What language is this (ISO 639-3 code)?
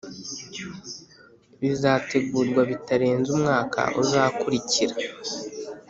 kin